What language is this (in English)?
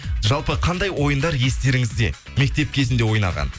Kazakh